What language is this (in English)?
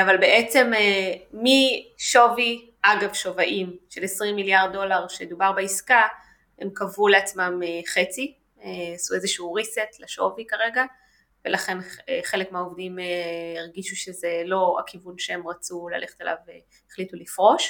Hebrew